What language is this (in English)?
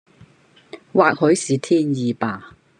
Cantonese